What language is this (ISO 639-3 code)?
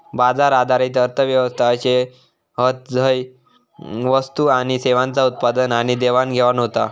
mar